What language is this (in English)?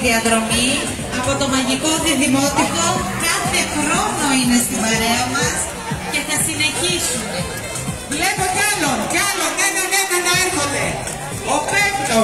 Greek